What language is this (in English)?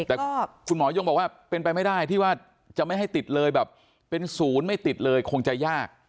Thai